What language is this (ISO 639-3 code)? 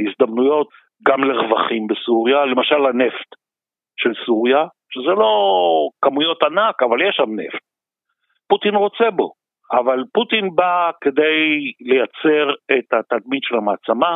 heb